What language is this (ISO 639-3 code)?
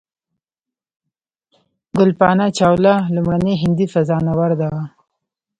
pus